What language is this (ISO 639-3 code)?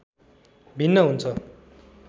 nep